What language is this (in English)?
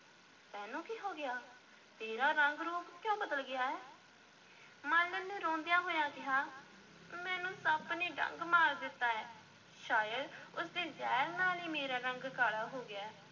Punjabi